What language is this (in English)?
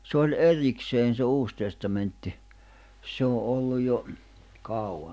Finnish